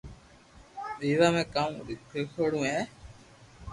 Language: Loarki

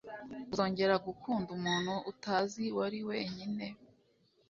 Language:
Kinyarwanda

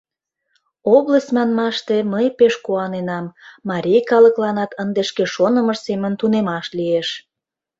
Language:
Mari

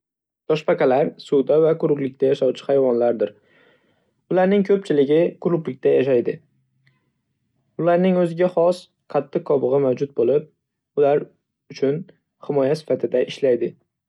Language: Uzbek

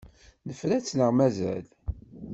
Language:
Kabyle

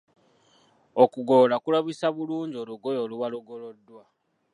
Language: Ganda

